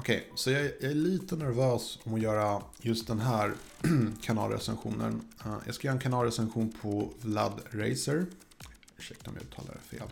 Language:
Swedish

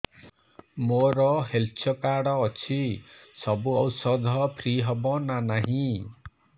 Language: Odia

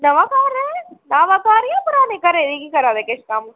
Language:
Dogri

